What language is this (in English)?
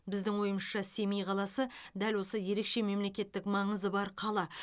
Kazakh